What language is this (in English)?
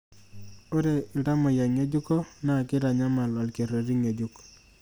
Masai